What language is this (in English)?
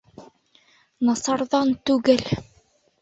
Bashkir